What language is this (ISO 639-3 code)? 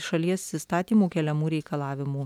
lit